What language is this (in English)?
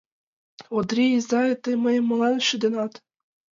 Mari